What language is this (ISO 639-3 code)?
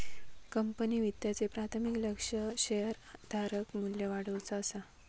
mar